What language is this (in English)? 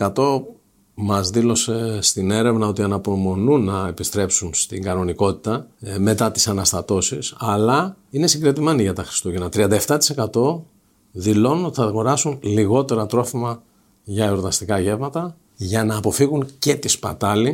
Greek